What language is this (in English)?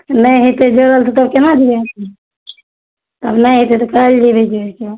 Maithili